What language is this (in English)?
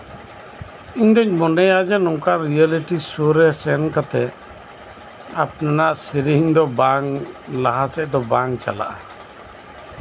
Santali